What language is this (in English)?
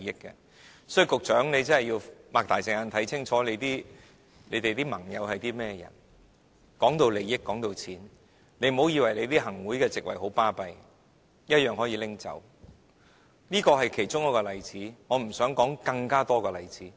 Cantonese